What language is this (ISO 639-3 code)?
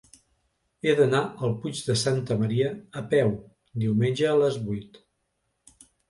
cat